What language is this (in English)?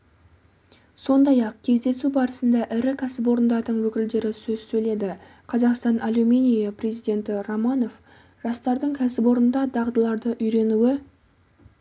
Kazakh